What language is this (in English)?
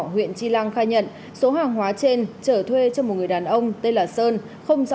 Vietnamese